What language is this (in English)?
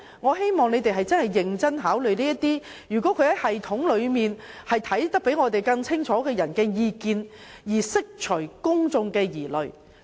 Cantonese